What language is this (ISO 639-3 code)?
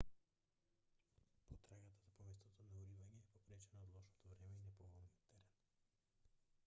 mkd